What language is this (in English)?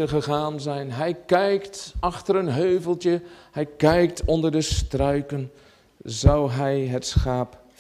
Dutch